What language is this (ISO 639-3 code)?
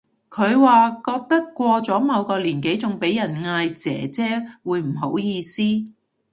yue